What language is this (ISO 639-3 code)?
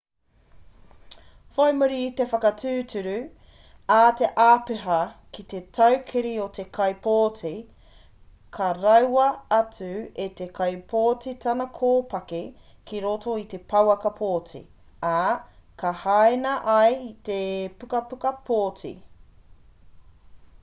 mri